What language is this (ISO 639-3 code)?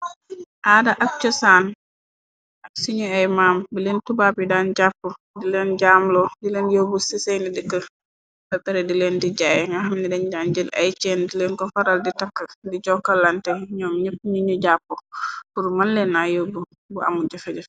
wol